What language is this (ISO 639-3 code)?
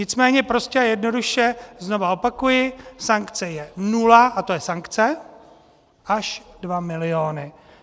ces